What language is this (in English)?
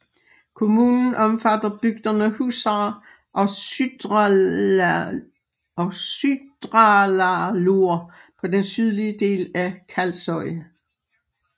Danish